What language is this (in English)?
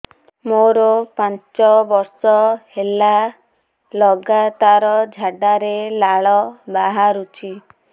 Odia